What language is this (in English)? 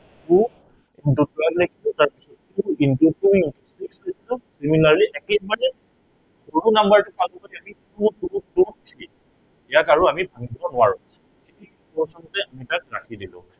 Assamese